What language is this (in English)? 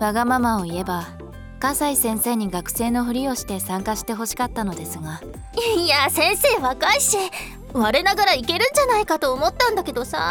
Japanese